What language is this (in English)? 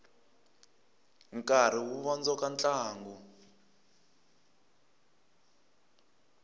Tsonga